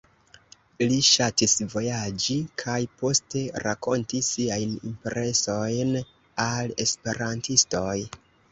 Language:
Esperanto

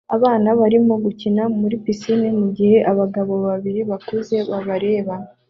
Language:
Kinyarwanda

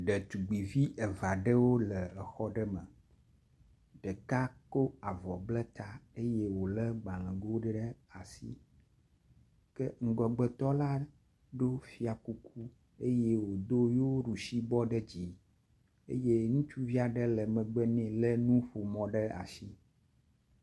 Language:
Ewe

